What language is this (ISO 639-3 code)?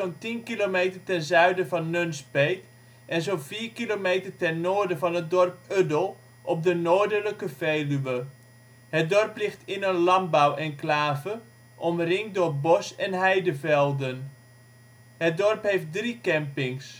nld